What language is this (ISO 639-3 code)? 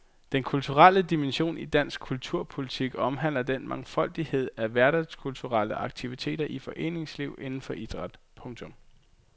dan